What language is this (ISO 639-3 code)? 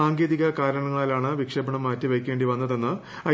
mal